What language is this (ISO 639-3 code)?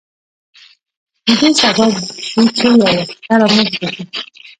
pus